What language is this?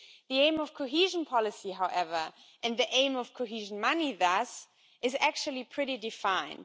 English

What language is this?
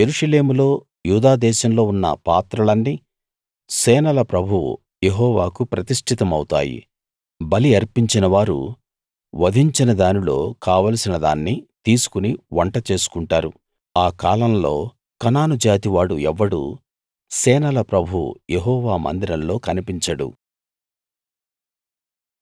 Telugu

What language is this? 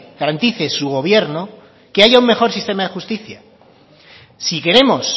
Spanish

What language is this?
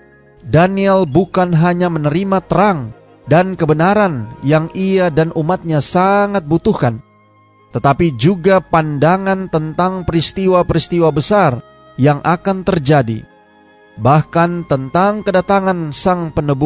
Indonesian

